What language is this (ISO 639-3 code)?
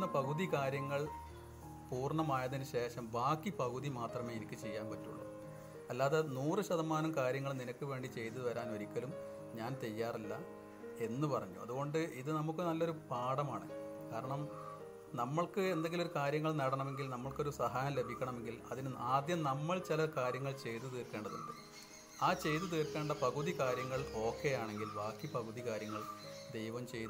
mal